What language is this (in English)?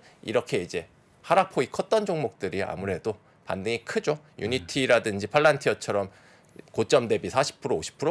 Korean